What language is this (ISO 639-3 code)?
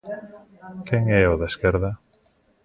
glg